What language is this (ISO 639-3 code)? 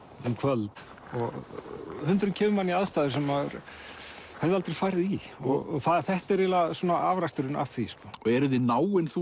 isl